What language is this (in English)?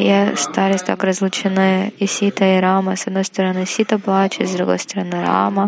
Russian